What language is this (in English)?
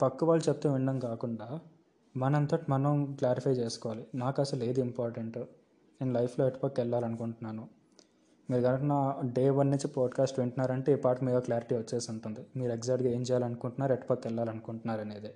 Telugu